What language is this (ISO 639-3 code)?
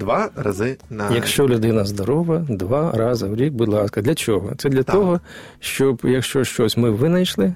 ukr